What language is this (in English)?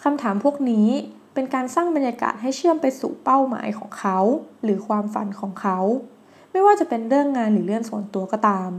Thai